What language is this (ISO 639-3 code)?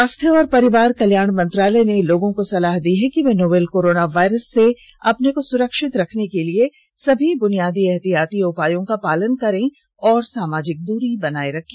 hin